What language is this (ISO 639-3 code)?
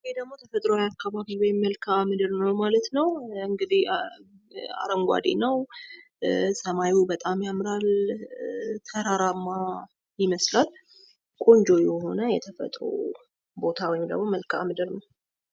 amh